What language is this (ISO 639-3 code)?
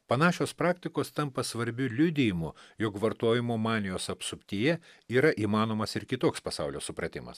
lit